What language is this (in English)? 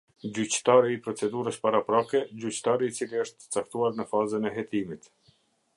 Albanian